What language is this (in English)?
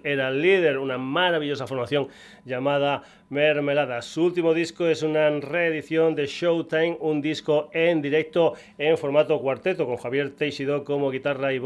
Spanish